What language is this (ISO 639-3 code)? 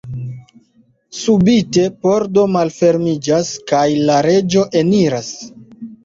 epo